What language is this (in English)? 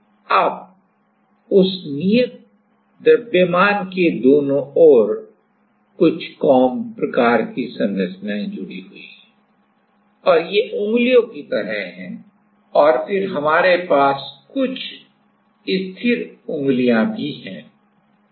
Hindi